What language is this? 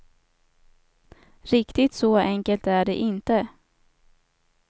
Swedish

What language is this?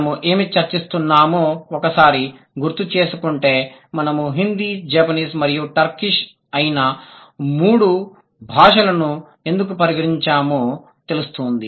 Telugu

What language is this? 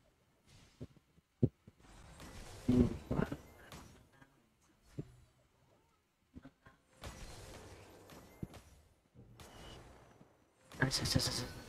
Vietnamese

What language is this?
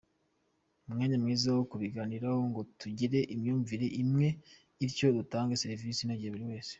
Kinyarwanda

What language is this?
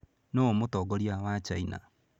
Kikuyu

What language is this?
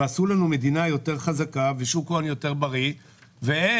Hebrew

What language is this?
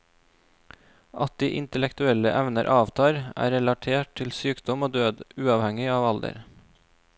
Norwegian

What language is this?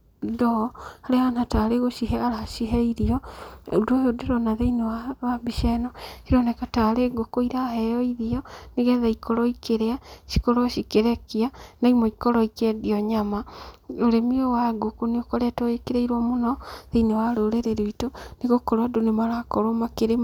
Kikuyu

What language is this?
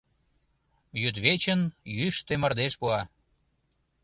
Mari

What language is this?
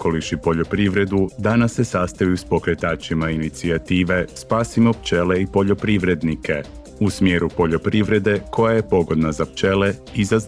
Croatian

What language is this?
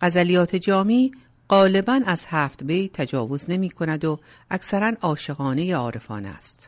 Persian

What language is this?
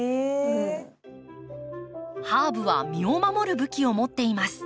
Japanese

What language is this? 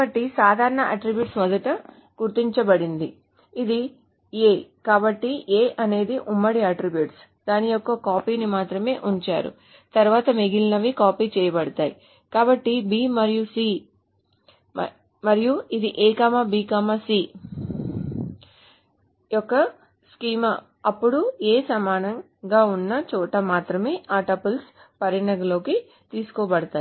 Telugu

